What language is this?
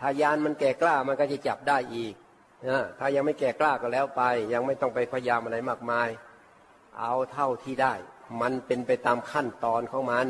Thai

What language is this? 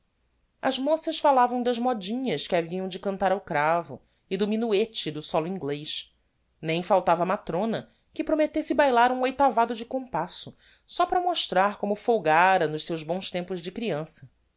Portuguese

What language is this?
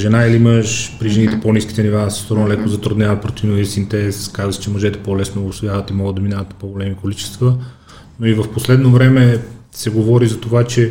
Bulgarian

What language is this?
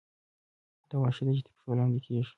Pashto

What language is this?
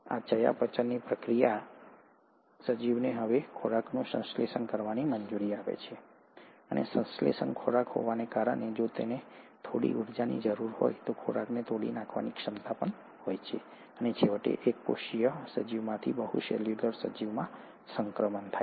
Gujarati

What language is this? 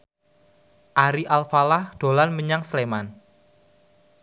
Javanese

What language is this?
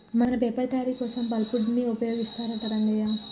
Telugu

